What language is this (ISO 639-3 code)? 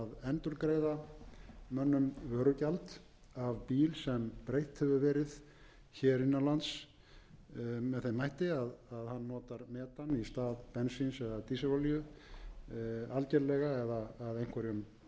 isl